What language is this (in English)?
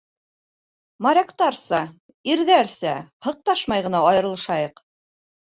Bashkir